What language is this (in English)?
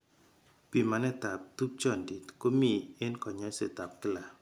Kalenjin